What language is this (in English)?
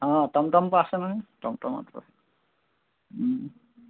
Assamese